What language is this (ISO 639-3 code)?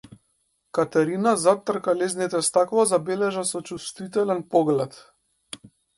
mkd